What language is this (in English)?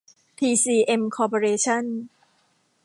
Thai